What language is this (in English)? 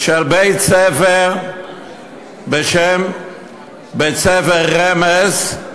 Hebrew